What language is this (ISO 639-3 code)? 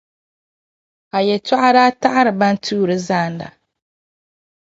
dag